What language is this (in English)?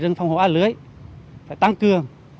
Vietnamese